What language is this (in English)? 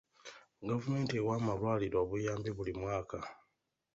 Ganda